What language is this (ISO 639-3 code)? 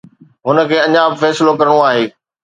snd